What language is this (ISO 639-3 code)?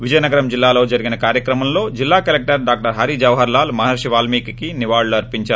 tel